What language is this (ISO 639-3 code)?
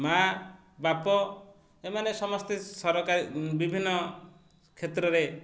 ori